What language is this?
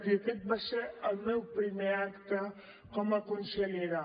Catalan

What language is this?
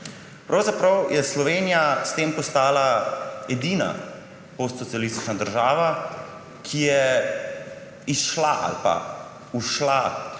Slovenian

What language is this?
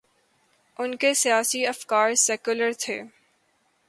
Urdu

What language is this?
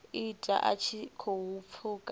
Venda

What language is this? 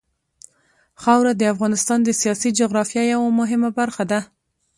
Pashto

